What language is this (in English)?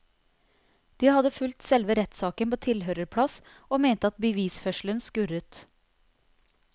Norwegian